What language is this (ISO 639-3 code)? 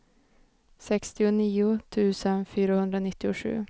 swe